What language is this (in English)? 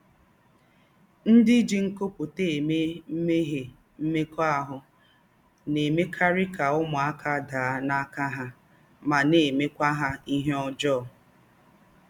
Igbo